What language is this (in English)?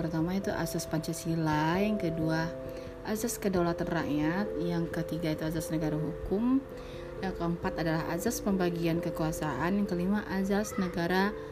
Indonesian